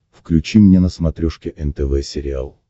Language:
Russian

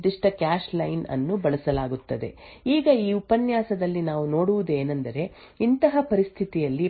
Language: Kannada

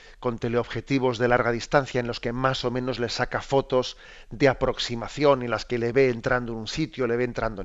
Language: Spanish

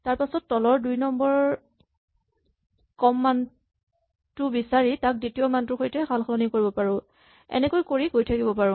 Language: Assamese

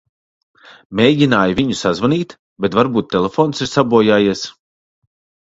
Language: Latvian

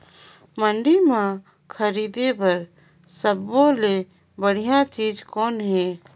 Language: Chhattisgarhi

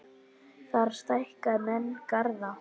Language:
Icelandic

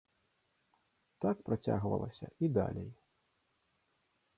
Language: Belarusian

